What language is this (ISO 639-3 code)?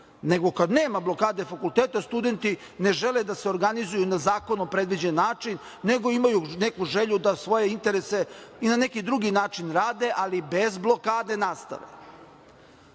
srp